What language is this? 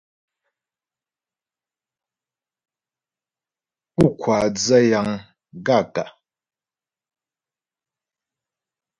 Ghomala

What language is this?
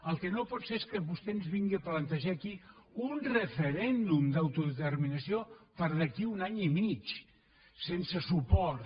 Catalan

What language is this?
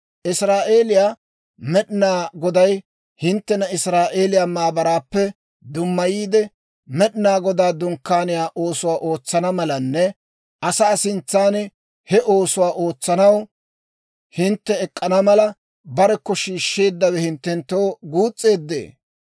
Dawro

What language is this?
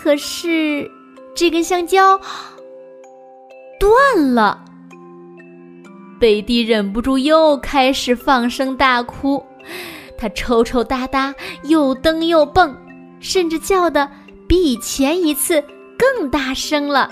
Chinese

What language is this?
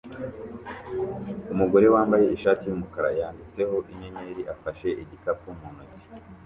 Kinyarwanda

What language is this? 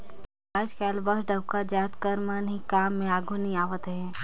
Chhattisgarhi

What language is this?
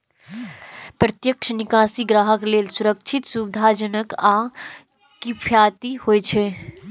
Maithili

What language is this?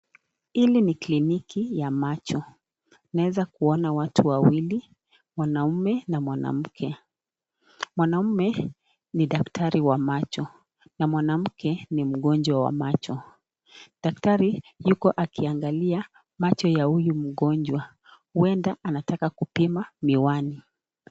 Swahili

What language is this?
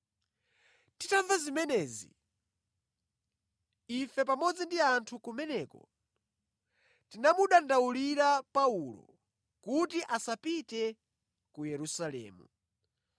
Nyanja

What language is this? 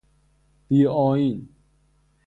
Persian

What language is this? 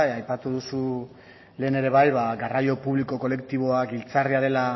Basque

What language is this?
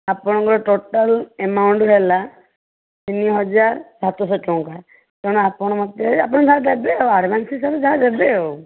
Odia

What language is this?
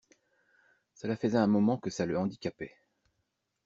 French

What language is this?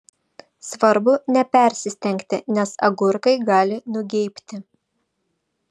Lithuanian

